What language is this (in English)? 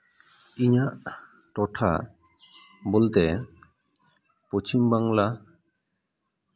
Santali